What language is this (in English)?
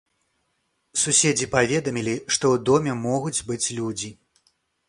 Belarusian